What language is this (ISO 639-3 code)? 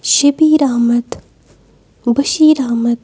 kas